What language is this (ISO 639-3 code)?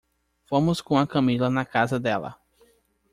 por